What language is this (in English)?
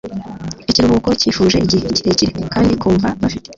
Kinyarwanda